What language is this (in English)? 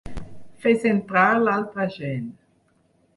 Catalan